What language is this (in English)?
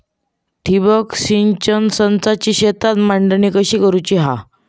Marathi